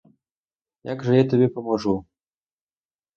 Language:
Ukrainian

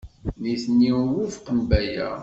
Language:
Kabyle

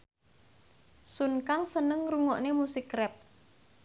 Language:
Javanese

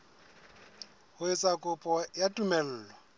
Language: Southern Sotho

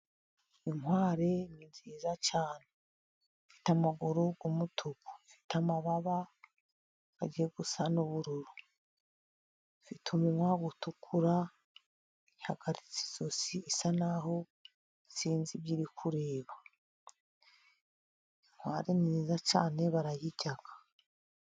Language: Kinyarwanda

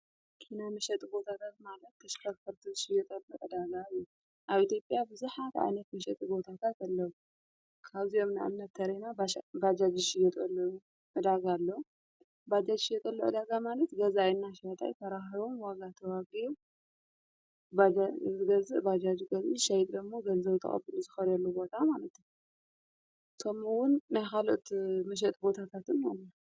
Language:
Tigrinya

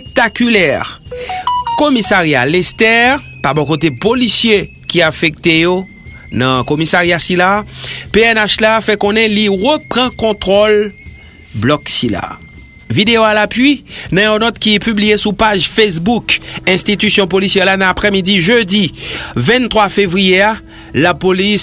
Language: French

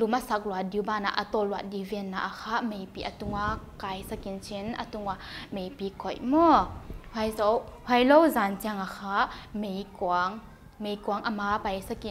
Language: Thai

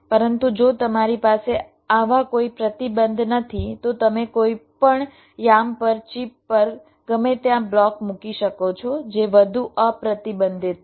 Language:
Gujarati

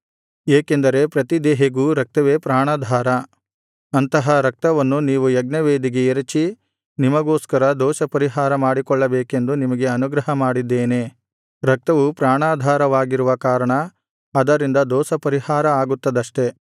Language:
Kannada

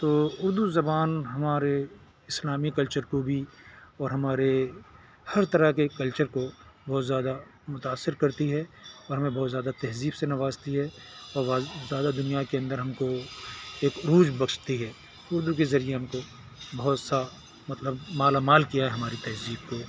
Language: Urdu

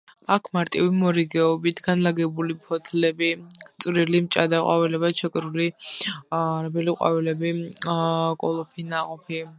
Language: Georgian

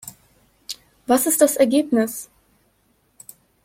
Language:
German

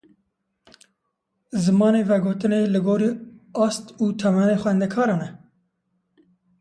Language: Kurdish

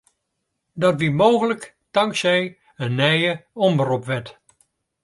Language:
Western Frisian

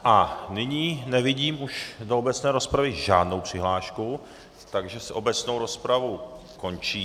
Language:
Czech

